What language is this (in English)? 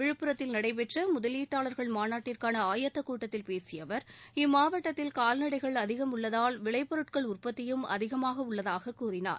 Tamil